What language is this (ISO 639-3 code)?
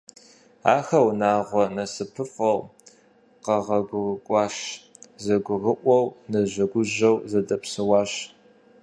kbd